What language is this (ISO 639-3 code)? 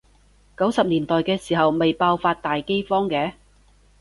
yue